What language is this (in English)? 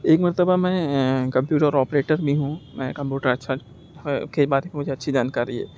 Urdu